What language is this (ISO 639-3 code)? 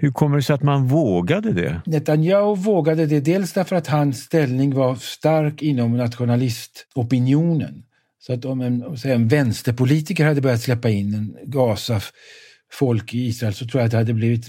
swe